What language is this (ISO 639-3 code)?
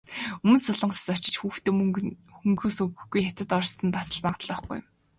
mon